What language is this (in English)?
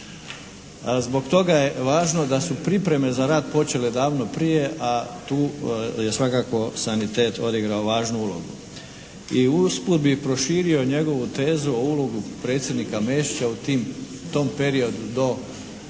Croatian